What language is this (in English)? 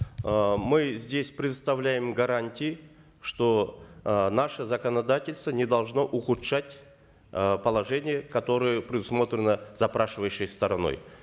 Kazakh